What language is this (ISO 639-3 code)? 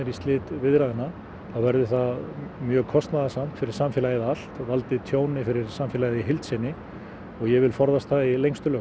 isl